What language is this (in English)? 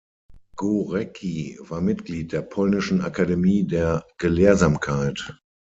German